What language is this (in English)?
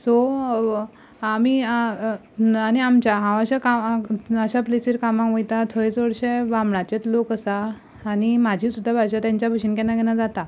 Konkani